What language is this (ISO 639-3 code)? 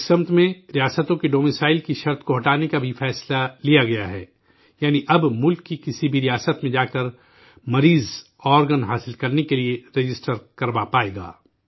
urd